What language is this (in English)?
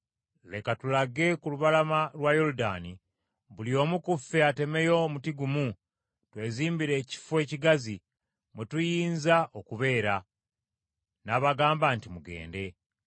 Ganda